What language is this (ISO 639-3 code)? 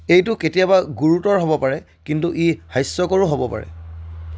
asm